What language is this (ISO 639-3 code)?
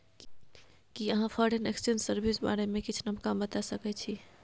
mai